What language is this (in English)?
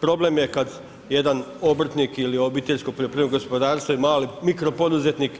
Croatian